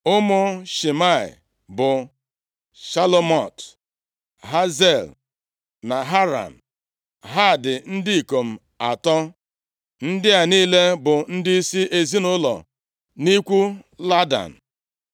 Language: Igbo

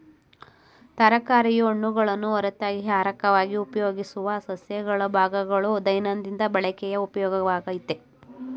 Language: Kannada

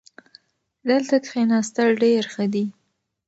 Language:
Pashto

